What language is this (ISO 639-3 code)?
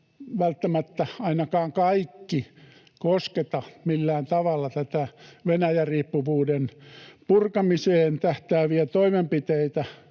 fin